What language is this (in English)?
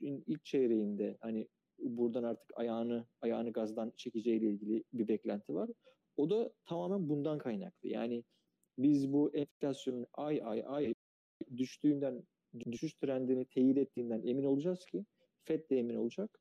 Turkish